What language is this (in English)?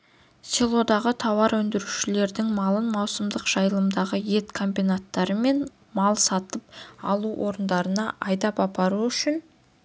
Kazakh